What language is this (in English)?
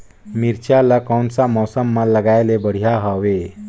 Chhattisgarhi